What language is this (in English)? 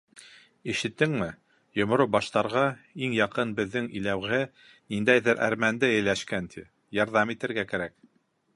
Bashkir